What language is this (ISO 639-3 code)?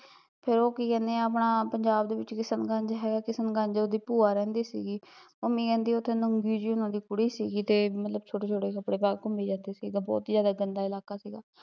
pan